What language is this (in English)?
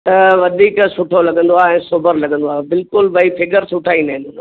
Sindhi